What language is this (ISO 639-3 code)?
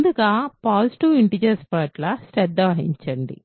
tel